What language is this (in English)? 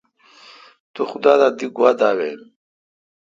Kalkoti